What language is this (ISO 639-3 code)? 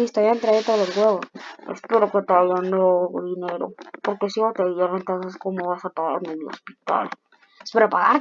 spa